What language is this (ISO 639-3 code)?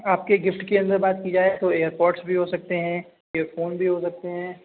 urd